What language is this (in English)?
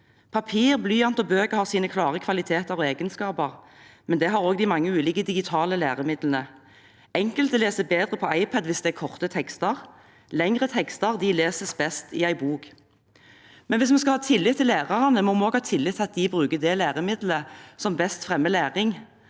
Norwegian